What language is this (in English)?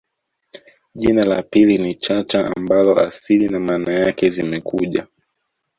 Swahili